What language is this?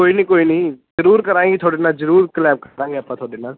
Punjabi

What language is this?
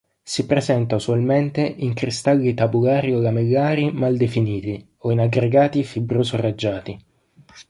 Italian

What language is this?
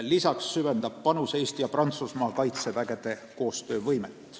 Estonian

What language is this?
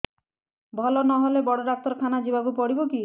Odia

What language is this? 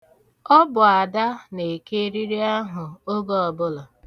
Igbo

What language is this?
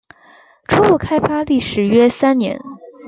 Chinese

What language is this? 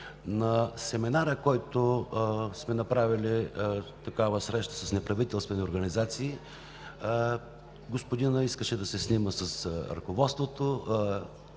Bulgarian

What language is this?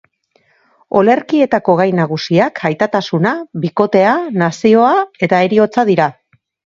Basque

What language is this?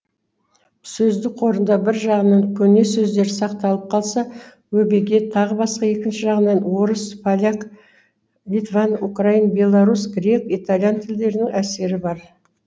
Kazakh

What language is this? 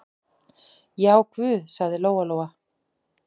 Icelandic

